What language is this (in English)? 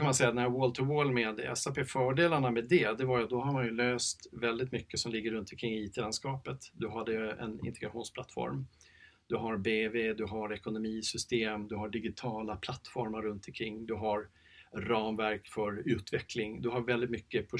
Swedish